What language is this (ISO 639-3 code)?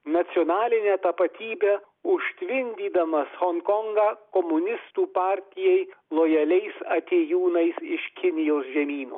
lit